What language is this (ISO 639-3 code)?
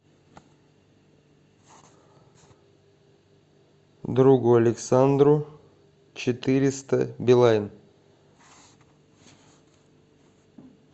rus